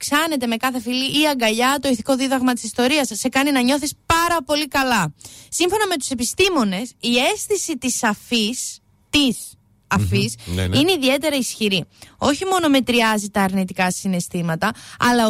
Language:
Greek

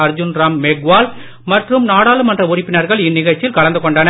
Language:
Tamil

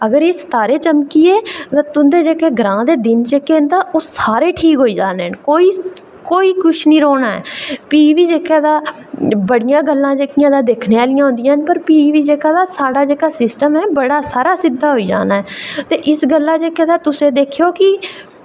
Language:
Dogri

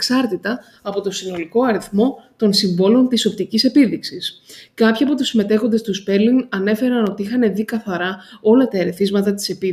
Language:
Greek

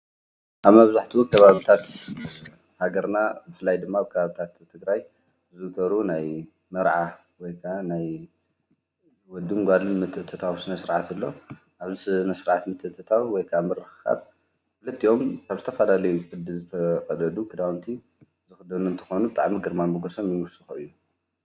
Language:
Tigrinya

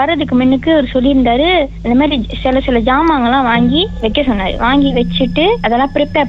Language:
Tamil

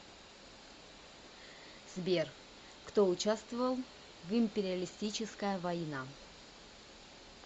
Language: Russian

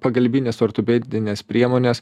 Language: Lithuanian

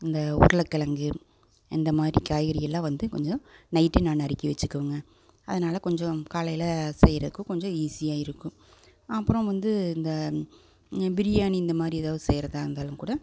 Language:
Tamil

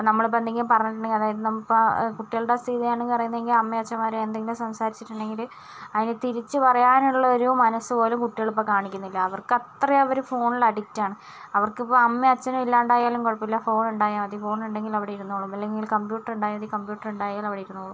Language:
Malayalam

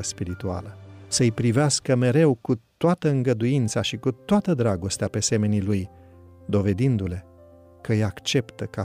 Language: Romanian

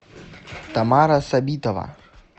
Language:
Russian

